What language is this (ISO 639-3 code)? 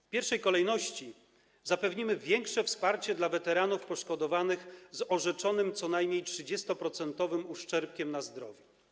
pol